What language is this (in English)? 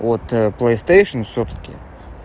Russian